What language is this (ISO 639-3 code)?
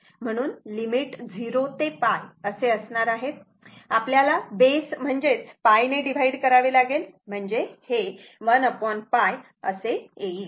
mar